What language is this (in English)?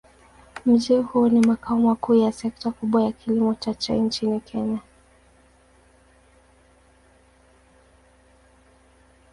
Swahili